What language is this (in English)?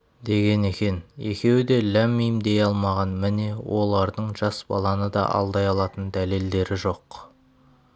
Kazakh